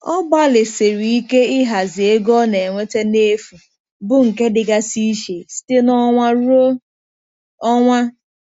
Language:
Igbo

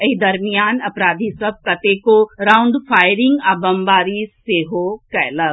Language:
Maithili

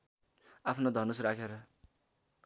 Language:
Nepali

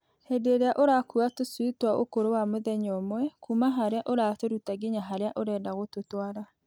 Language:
Kikuyu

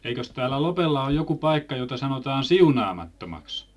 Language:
Finnish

